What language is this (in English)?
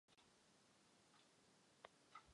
Czech